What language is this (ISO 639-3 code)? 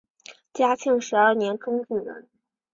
zho